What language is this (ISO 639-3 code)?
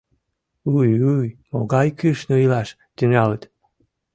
chm